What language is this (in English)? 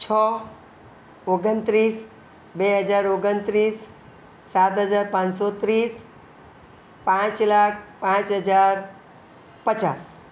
Gujarati